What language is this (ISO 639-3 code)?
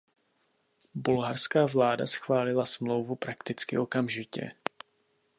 ces